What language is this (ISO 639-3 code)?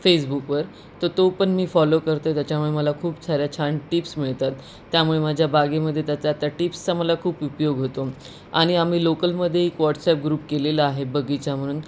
mar